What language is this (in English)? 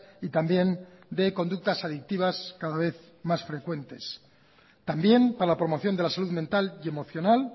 Spanish